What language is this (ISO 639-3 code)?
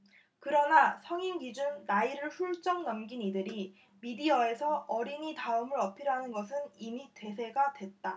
kor